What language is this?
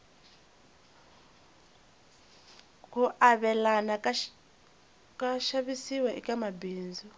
Tsonga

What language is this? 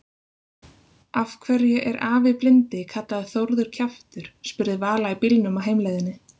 Icelandic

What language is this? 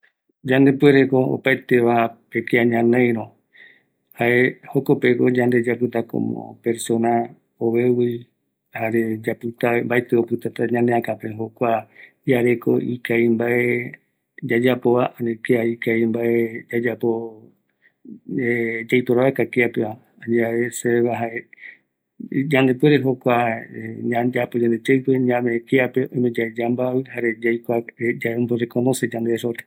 Eastern Bolivian Guaraní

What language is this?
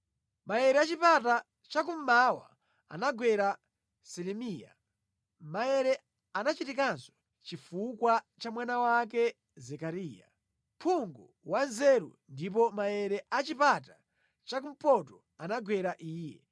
Nyanja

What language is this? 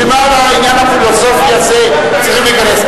Hebrew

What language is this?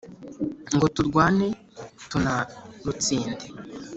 Kinyarwanda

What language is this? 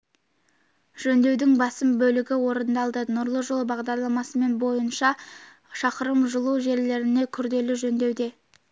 Kazakh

